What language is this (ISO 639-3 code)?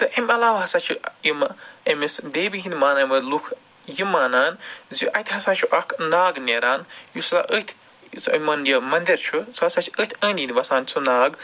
kas